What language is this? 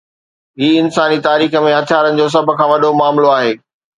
Sindhi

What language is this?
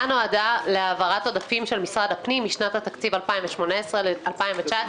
Hebrew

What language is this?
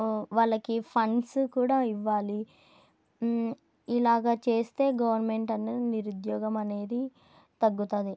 Telugu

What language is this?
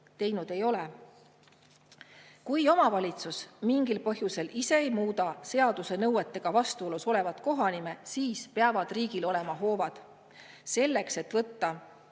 Estonian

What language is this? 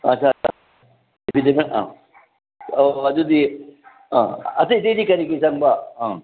Manipuri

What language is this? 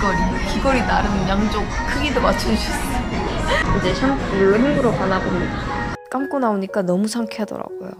Korean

